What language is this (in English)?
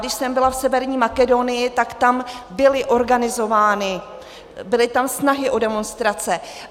Czech